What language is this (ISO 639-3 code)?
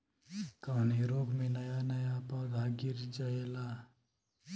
bho